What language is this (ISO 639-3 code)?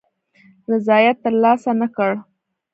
pus